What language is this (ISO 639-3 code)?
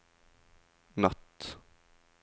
nor